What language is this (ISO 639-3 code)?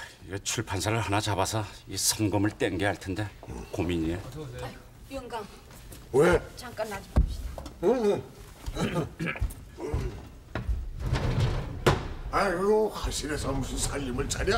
kor